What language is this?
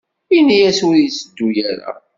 Kabyle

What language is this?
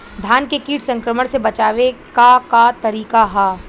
Bhojpuri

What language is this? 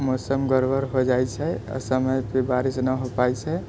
Maithili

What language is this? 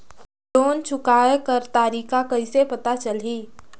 Chhattisgarhi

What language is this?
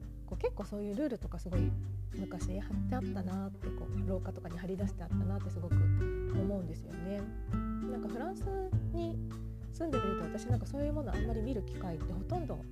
Japanese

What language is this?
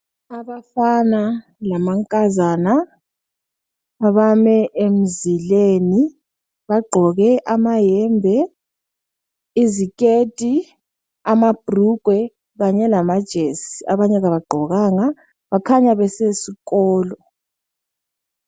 North Ndebele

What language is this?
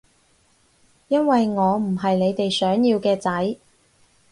Cantonese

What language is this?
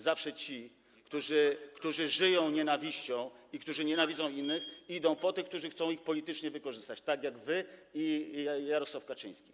Polish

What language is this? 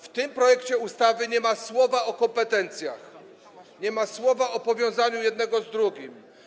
Polish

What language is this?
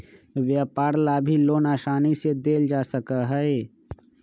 Magahi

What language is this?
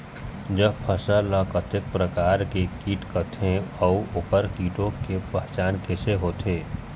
Chhattisgarhi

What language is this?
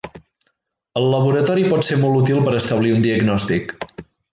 Catalan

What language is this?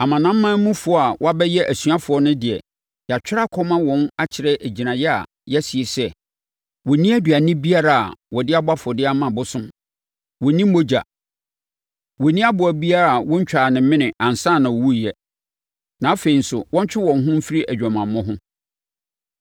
Akan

